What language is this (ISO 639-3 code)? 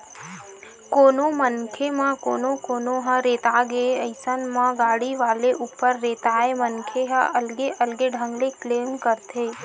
hne